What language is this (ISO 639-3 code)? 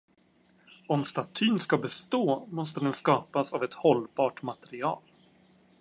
swe